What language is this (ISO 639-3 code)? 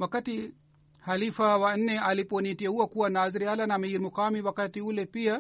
swa